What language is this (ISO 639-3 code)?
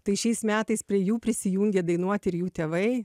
lit